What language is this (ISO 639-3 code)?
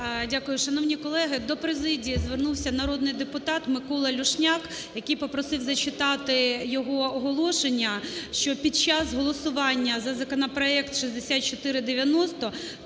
ukr